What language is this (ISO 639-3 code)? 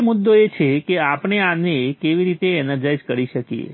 guj